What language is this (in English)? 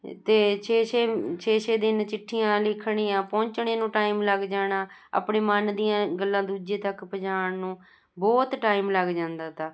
Punjabi